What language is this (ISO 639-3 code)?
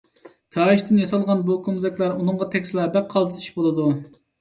uig